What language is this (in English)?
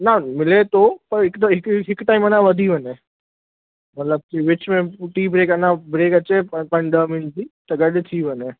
Sindhi